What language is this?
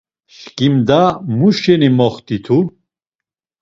Laz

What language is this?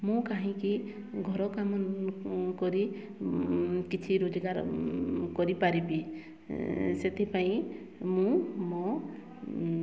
Odia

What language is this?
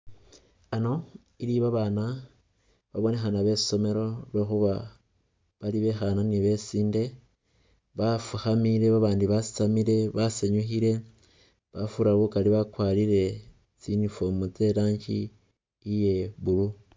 Masaaba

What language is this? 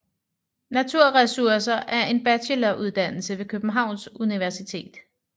Danish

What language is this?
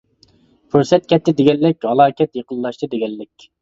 Uyghur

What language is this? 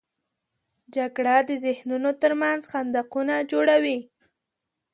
Pashto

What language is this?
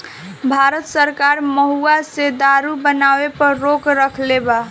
Bhojpuri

